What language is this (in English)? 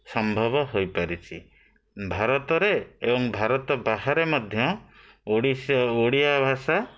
Odia